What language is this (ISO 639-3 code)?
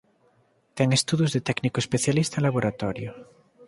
glg